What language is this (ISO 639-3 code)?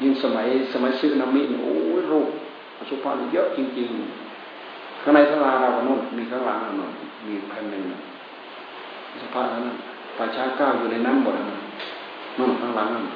tha